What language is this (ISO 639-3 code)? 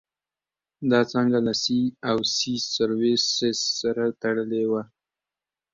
pus